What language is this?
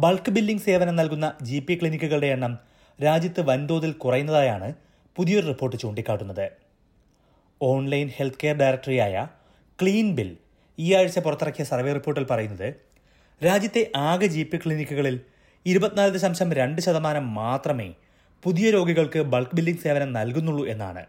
Malayalam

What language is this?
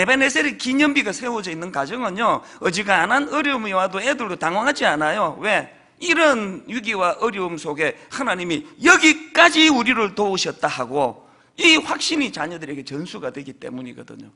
Korean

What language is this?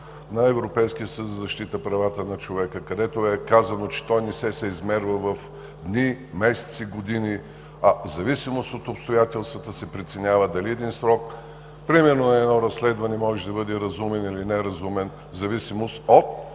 Bulgarian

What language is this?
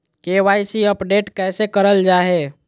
Magahi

